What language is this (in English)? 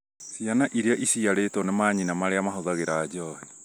Kikuyu